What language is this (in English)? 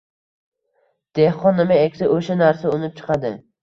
Uzbek